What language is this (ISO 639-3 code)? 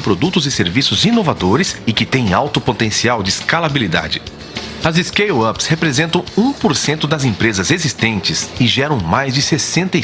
por